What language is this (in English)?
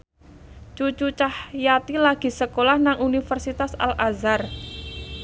Javanese